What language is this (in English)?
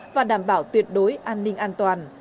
Vietnamese